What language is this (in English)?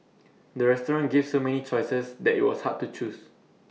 English